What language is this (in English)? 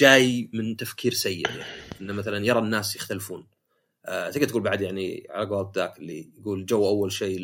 Arabic